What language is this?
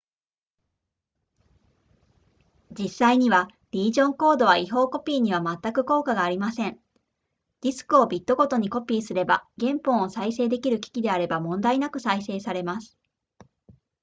Japanese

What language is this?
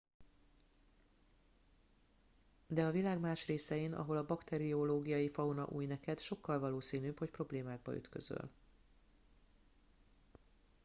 Hungarian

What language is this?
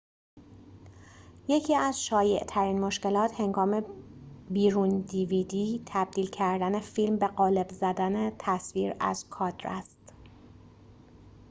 Persian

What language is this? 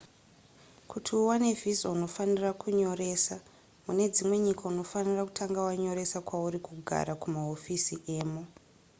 Shona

